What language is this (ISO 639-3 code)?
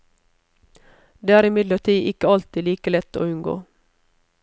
nor